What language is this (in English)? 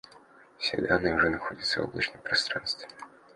Russian